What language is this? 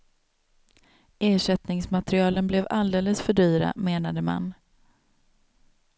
Swedish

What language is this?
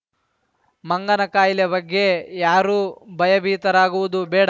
Kannada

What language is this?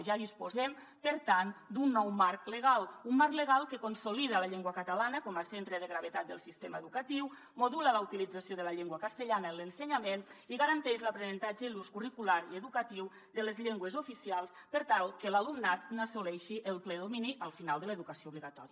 Catalan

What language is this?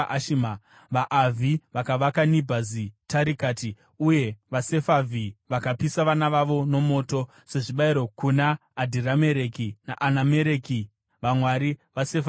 Shona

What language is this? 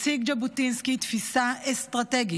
Hebrew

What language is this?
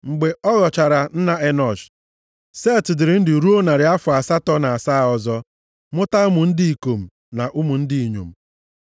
Igbo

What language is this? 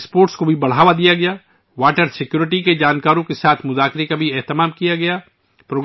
Urdu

